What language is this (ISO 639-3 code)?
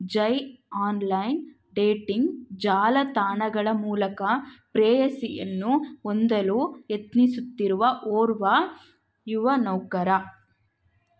kan